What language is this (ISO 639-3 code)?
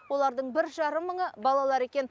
kaz